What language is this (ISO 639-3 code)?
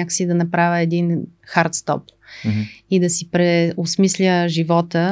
bul